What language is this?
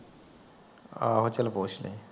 Punjabi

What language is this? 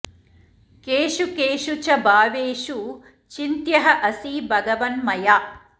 Sanskrit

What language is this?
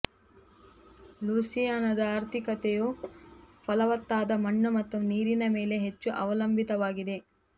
Kannada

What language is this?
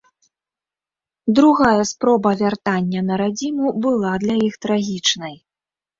Belarusian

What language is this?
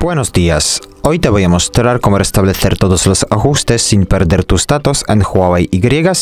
Spanish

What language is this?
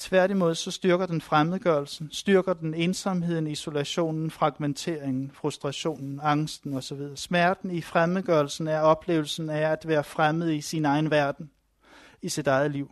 Danish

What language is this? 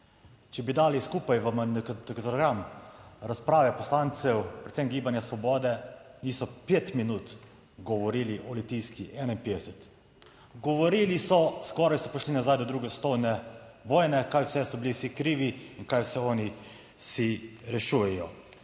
Slovenian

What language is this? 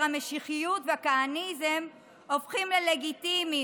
Hebrew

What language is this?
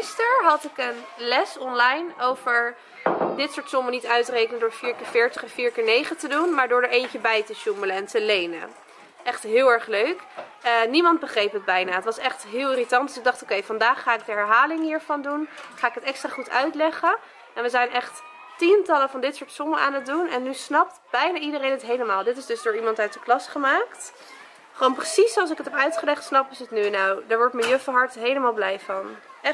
Dutch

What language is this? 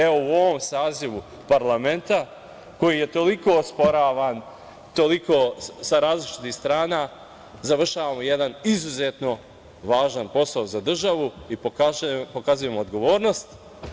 Serbian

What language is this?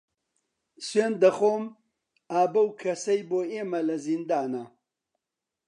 Central Kurdish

